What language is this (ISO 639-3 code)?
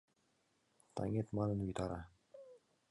chm